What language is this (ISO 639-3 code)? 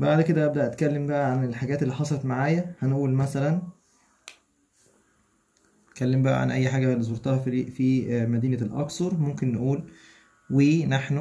ara